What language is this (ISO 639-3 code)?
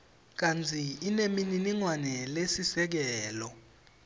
ssw